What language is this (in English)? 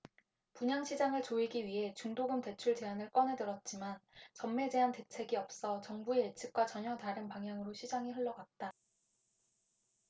Korean